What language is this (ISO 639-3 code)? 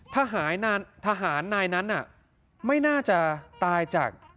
tha